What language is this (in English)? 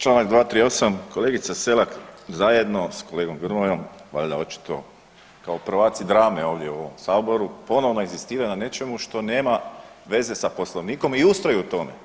Croatian